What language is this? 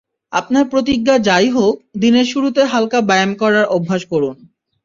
Bangla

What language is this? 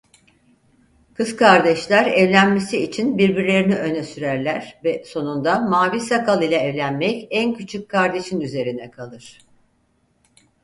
Turkish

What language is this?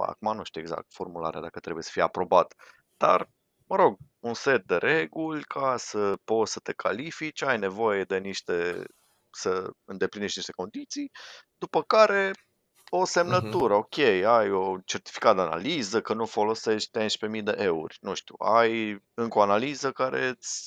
Romanian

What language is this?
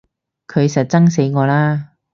Cantonese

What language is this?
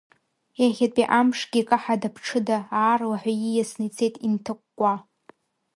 Abkhazian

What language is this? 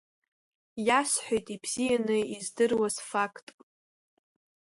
Abkhazian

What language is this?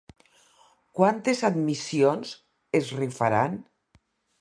Catalan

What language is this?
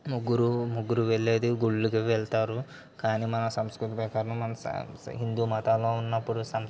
Telugu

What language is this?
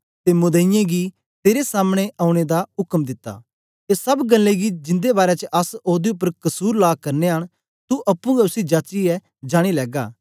Dogri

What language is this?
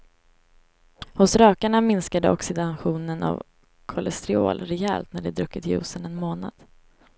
Swedish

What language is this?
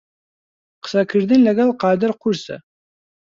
Central Kurdish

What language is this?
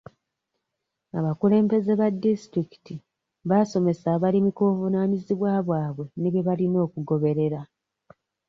Ganda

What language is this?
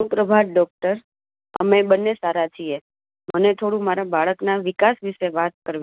Gujarati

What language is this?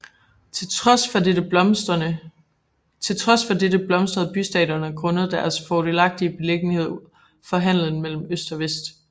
Danish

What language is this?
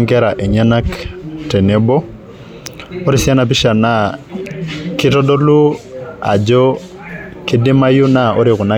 Masai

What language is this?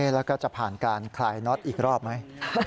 Thai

